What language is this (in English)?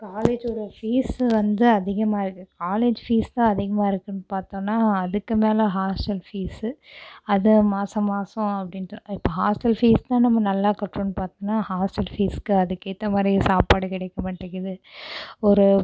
Tamil